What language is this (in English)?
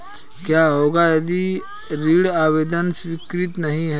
Hindi